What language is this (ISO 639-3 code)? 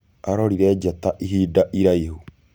kik